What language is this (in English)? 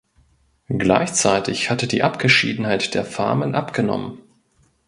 German